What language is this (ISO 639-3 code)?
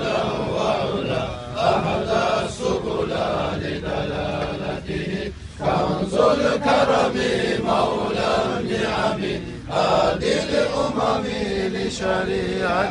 ara